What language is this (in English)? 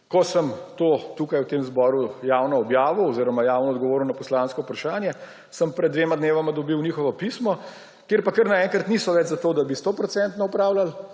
Slovenian